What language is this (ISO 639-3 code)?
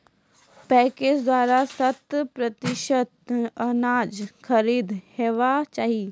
mai